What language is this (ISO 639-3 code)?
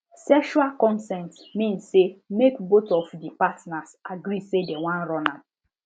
pcm